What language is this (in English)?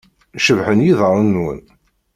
Kabyle